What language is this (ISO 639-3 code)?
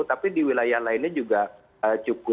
ind